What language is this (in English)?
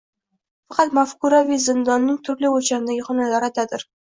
Uzbek